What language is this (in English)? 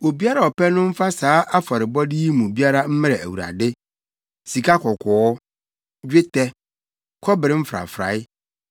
Akan